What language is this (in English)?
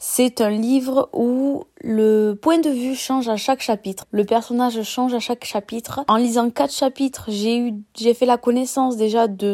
French